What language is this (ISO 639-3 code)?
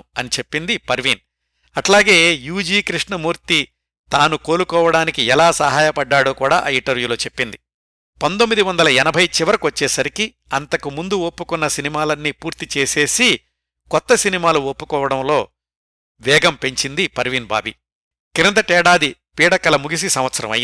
tel